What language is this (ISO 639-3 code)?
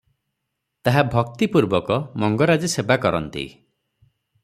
ori